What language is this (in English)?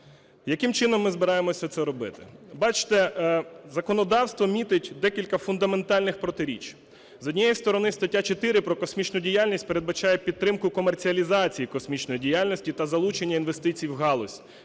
Ukrainian